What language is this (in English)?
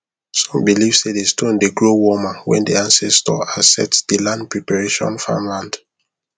Nigerian Pidgin